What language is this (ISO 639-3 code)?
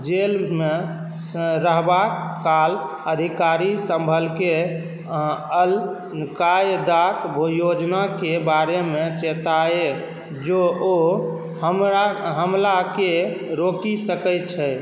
mai